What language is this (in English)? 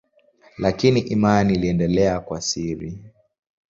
Swahili